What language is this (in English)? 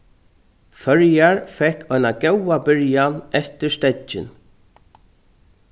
Faroese